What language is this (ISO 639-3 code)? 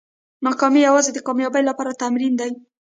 pus